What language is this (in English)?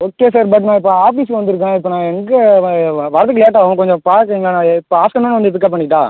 Tamil